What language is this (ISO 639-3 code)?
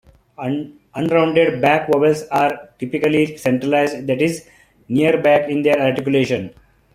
eng